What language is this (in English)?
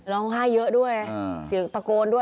Thai